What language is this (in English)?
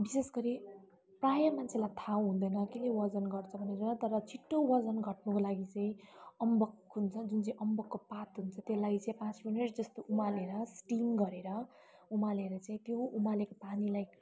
Nepali